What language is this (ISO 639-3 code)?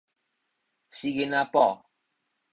nan